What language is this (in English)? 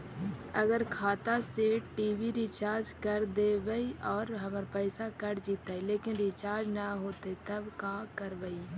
Magahi